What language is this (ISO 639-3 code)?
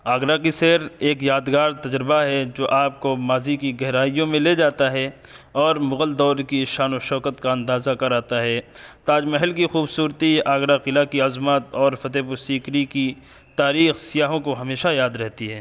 urd